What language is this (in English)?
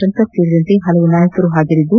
Kannada